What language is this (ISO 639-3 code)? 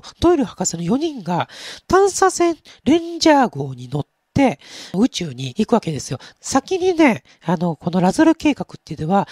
jpn